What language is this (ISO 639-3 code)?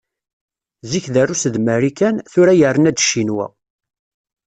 kab